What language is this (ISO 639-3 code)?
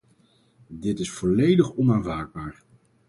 nld